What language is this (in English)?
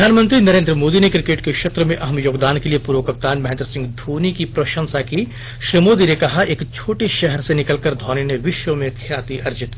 Hindi